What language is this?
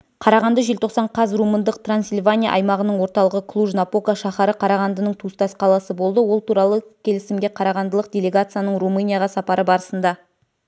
Kazakh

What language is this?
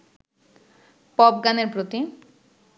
Bangla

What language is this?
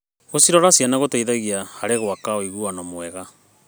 Kikuyu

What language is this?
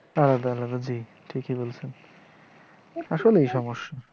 Bangla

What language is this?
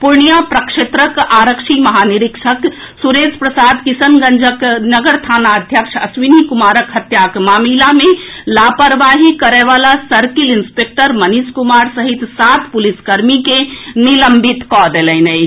Maithili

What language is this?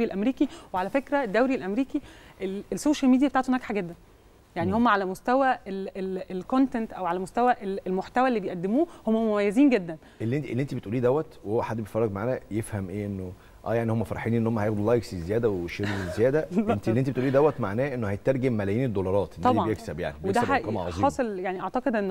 Arabic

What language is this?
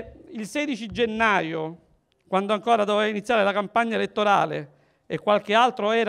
Italian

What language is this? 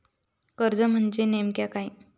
Marathi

